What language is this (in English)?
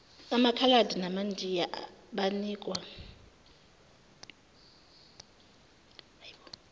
Zulu